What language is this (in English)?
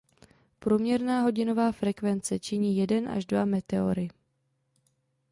Czech